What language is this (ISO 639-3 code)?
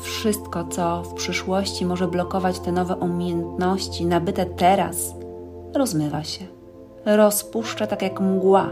pol